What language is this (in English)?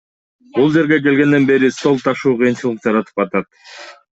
Kyrgyz